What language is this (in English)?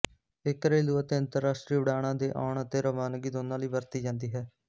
Punjabi